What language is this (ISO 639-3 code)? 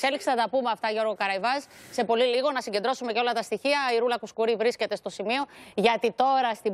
ell